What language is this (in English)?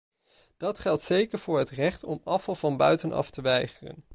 Dutch